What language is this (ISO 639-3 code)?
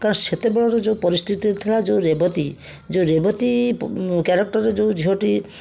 ori